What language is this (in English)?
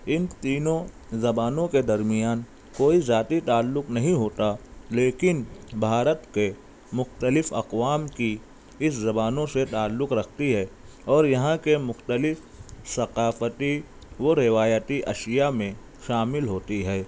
Urdu